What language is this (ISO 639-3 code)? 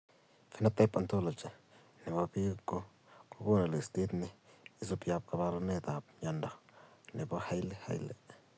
kln